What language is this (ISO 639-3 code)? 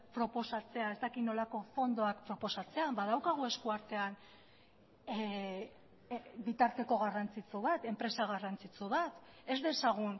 eus